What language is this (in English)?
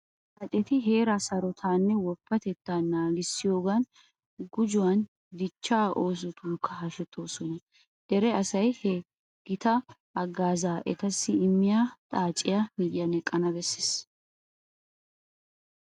Wolaytta